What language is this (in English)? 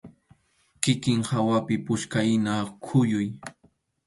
Arequipa-La Unión Quechua